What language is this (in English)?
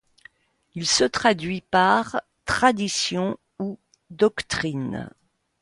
French